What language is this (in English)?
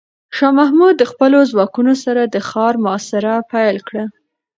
Pashto